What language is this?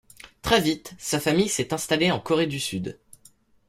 French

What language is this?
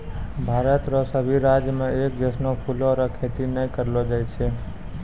Maithili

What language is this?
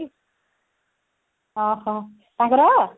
Odia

